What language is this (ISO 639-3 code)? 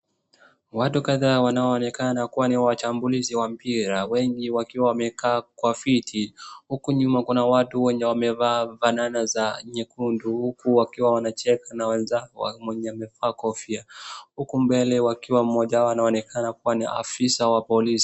swa